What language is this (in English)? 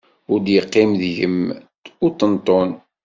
Kabyle